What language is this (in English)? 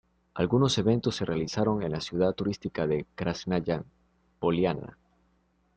Spanish